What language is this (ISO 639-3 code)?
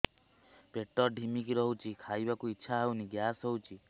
ori